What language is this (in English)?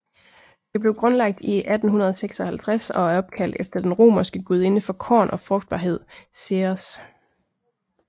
Danish